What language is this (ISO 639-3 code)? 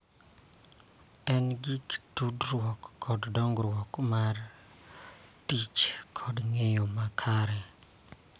luo